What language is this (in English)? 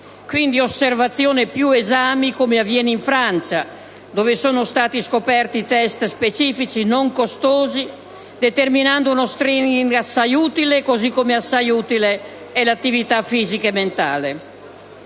Italian